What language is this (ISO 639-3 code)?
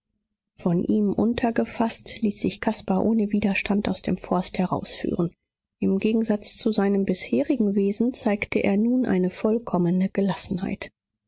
deu